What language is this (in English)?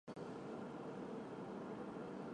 Chinese